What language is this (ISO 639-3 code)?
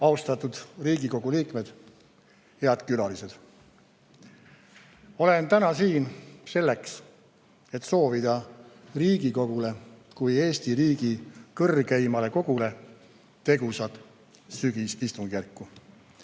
est